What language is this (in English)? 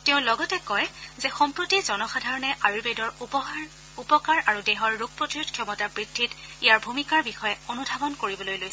Assamese